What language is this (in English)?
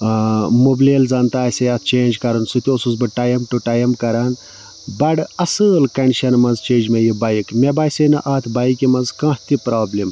Kashmiri